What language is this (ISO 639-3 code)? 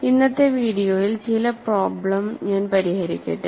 mal